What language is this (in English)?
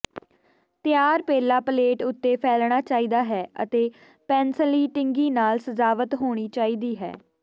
Punjabi